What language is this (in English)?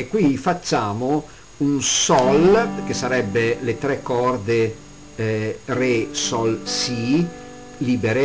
Italian